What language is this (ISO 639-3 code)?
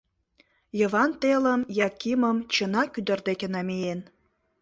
chm